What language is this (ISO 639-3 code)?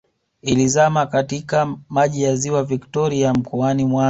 swa